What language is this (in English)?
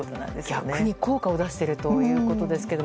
Japanese